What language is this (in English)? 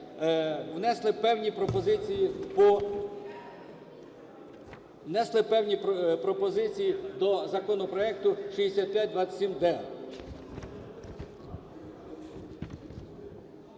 Ukrainian